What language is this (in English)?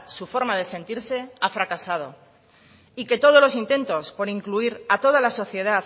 Spanish